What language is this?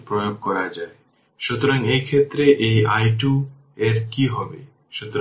Bangla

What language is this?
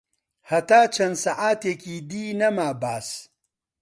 Central Kurdish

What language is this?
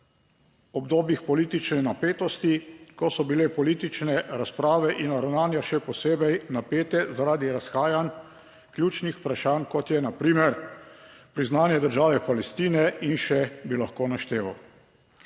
Slovenian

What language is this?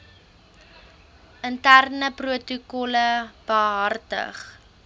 Afrikaans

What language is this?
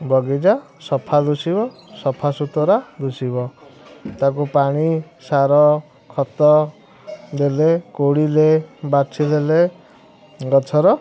Odia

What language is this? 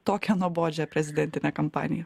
Lithuanian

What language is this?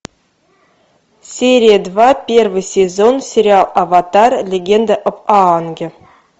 Russian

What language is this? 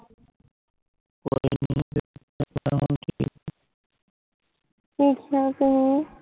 Punjabi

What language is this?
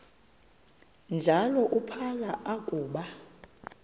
Xhosa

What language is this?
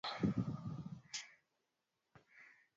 Swahili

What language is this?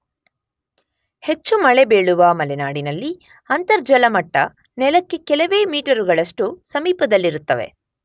Kannada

